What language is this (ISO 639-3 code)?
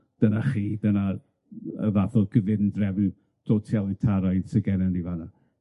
cym